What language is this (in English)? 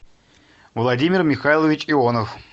Russian